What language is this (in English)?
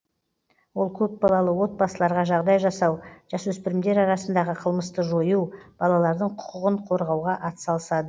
Kazakh